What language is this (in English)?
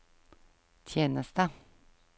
Norwegian